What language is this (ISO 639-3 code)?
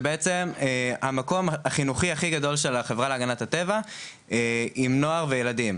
heb